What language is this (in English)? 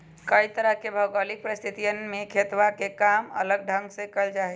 Magahi